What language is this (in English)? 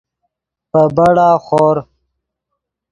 Yidgha